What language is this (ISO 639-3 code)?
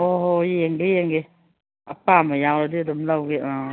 mni